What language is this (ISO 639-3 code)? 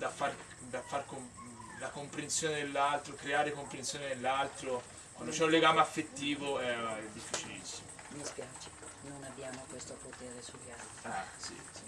ita